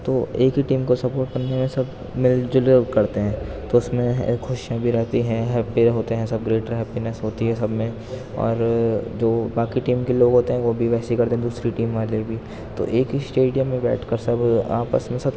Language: Urdu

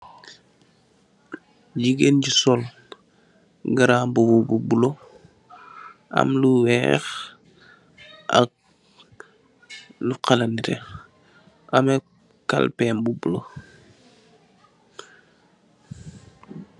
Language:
Wolof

